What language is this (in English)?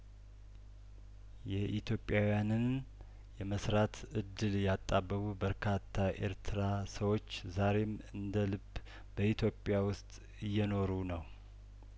Amharic